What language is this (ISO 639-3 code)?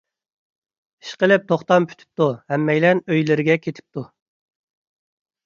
uig